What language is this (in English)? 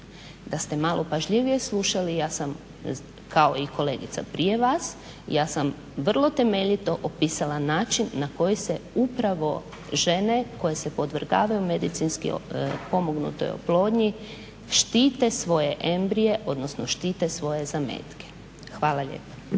Croatian